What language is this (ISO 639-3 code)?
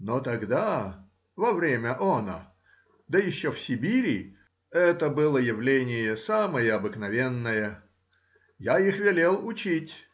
rus